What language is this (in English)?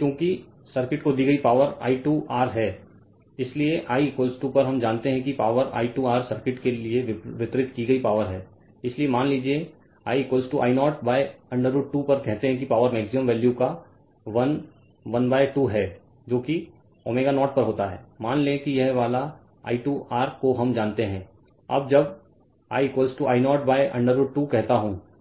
Hindi